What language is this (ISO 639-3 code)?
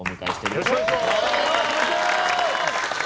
jpn